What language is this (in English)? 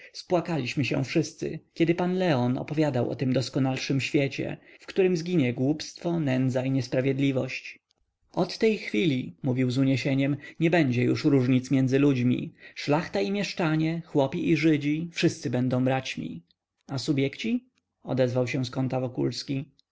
Polish